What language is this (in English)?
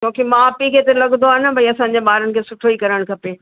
Sindhi